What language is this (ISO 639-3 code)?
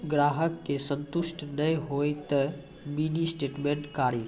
mai